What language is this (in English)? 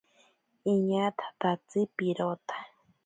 Ashéninka Perené